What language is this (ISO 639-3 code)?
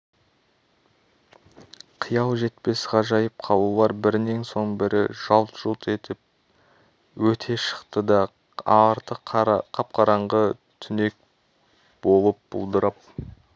kaz